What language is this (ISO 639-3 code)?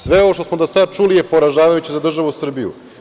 srp